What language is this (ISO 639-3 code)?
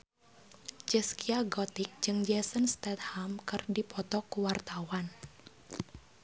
sun